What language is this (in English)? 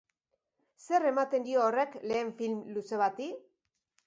Basque